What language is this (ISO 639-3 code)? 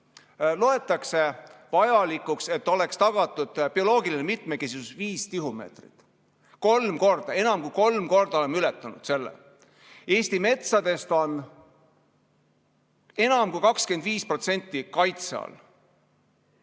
est